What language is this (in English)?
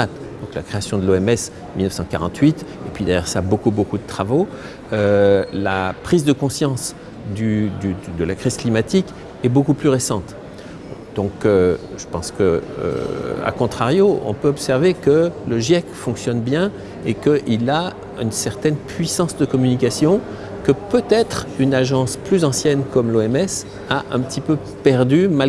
French